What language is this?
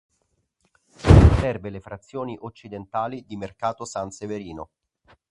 Italian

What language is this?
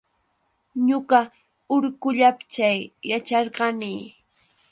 Yauyos Quechua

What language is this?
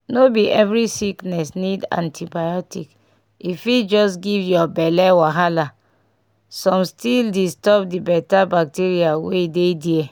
Nigerian Pidgin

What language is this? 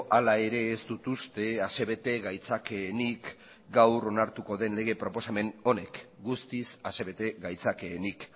Basque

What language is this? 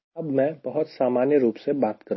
Hindi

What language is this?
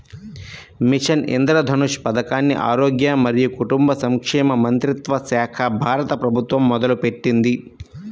Telugu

